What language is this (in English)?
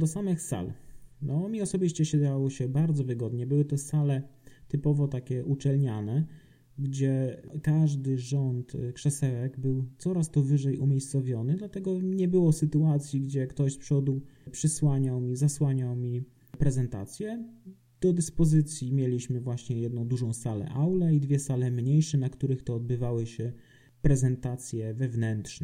Polish